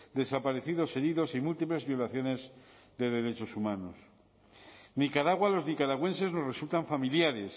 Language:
Spanish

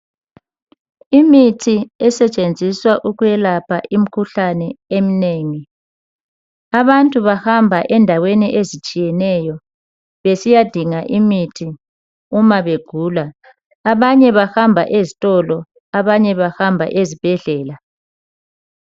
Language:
North Ndebele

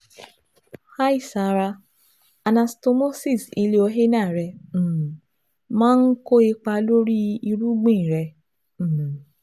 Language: Yoruba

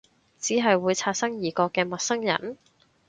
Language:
Cantonese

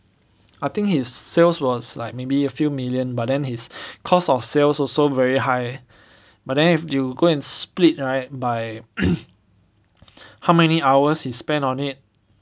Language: English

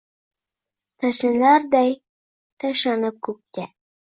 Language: Uzbek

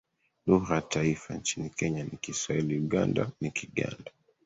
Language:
Swahili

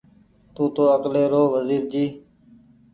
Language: Goaria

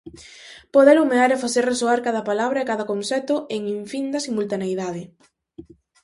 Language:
Galician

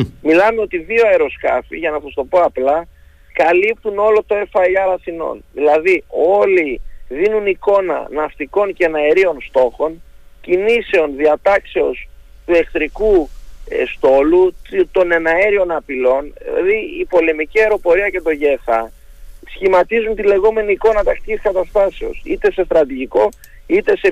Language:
Greek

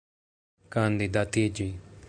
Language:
Esperanto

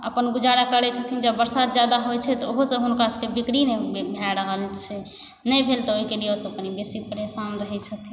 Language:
Maithili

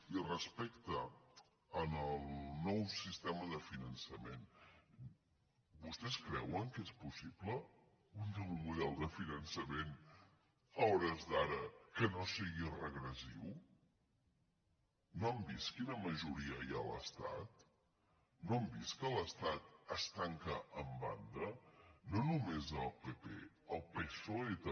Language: Catalan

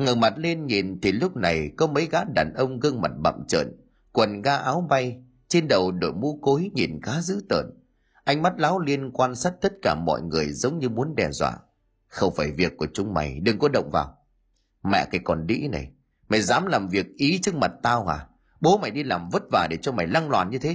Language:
Vietnamese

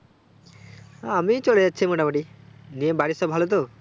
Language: Bangla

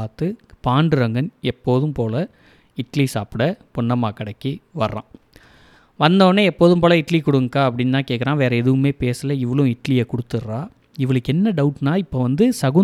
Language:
Tamil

